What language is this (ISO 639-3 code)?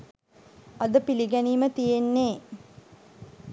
sin